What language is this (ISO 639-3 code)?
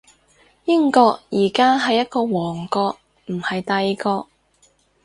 yue